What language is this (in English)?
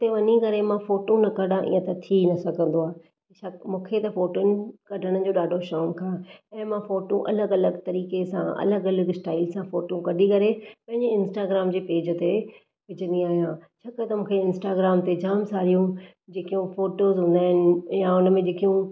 Sindhi